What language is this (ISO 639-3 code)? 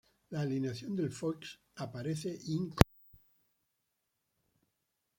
spa